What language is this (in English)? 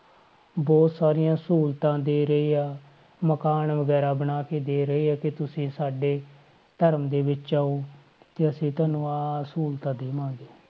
Punjabi